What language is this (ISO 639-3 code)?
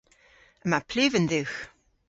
cor